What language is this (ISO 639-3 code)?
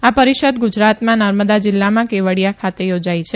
guj